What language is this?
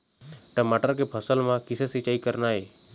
Chhattisgarhi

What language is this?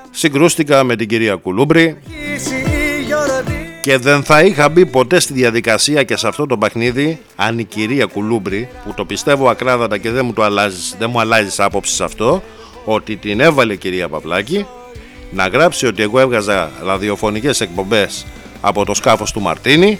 Greek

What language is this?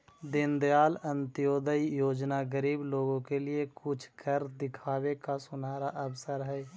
Magahi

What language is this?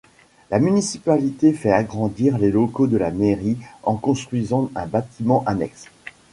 French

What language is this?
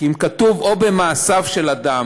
Hebrew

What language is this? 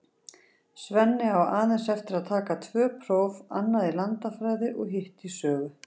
Icelandic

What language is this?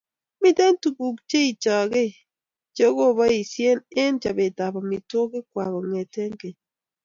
Kalenjin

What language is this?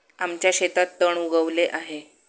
Marathi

